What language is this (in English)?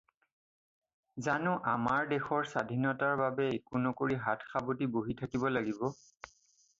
Assamese